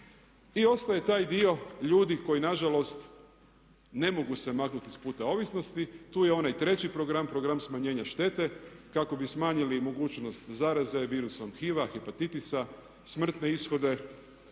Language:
Croatian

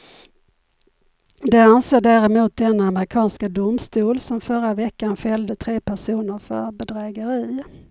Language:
Swedish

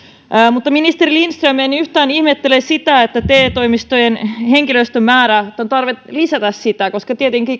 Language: Finnish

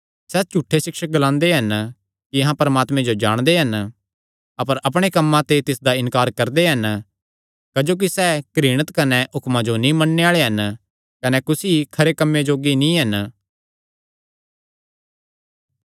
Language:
Kangri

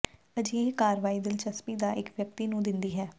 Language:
Punjabi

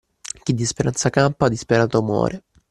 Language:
Italian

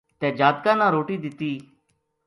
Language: Gujari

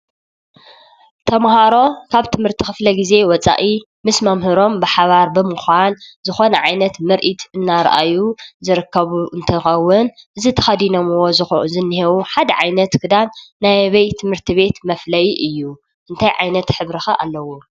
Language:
Tigrinya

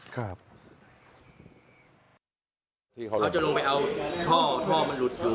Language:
Thai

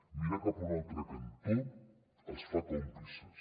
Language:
Catalan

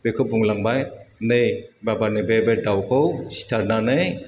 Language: Bodo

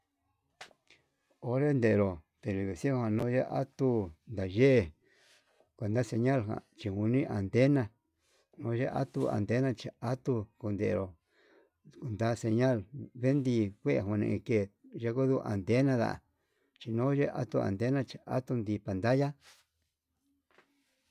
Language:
Yutanduchi Mixtec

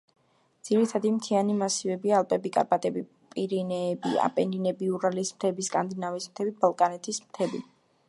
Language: Georgian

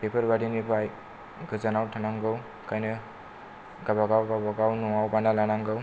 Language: Bodo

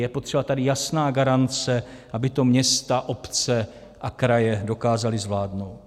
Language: Czech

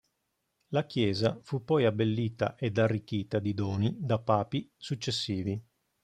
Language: Italian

